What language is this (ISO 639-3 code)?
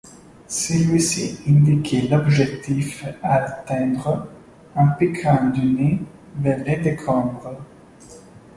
fra